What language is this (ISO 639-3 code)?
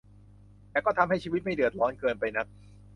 tha